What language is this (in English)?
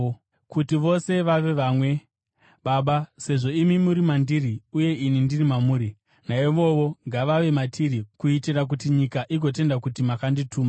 Shona